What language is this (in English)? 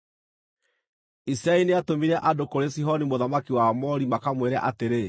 Kikuyu